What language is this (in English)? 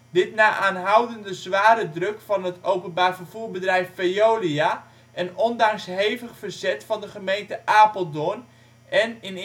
Dutch